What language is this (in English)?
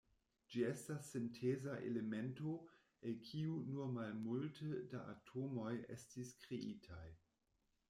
Esperanto